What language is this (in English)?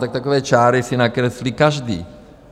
Czech